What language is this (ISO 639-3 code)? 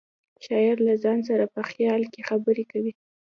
pus